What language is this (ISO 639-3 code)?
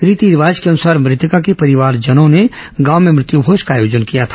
hin